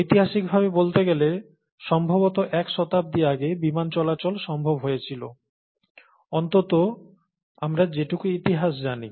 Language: Bangla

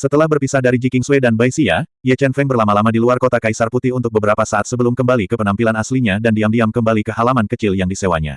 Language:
Indonesian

